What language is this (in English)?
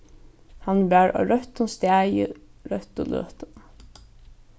Faroese